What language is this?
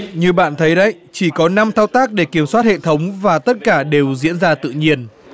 Vietnamese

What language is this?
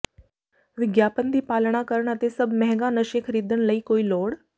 Punjabi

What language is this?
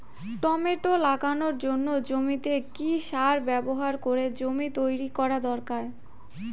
Bangla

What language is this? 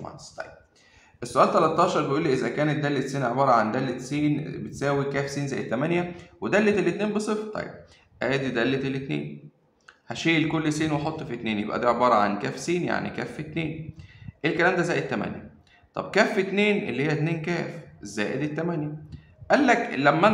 Arabic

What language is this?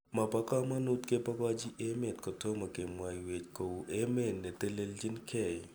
Kalenjin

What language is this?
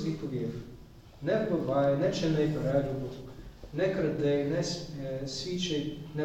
Ukrainian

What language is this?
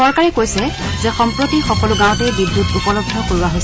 Assamese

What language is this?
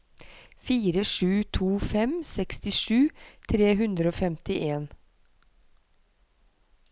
Norwegian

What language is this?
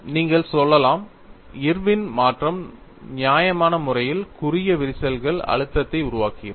Tamil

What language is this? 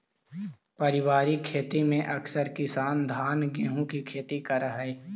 Magahi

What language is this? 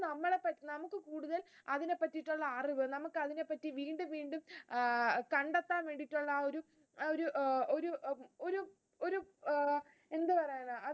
Malayalam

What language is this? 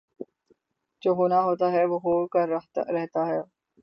Urdu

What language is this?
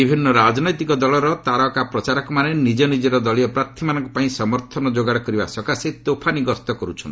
Odia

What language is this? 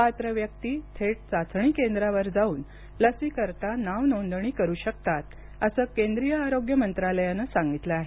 Marathi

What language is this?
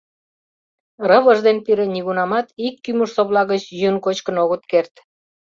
Mari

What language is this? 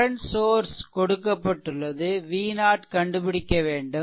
Tamil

